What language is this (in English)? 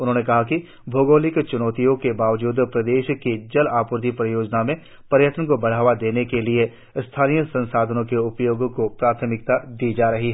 Hindi